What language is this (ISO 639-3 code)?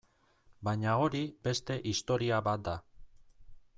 eus